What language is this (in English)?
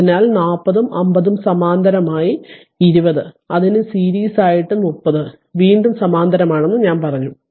Malayalam